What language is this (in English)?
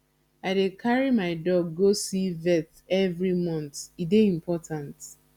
Nigerian Pidgin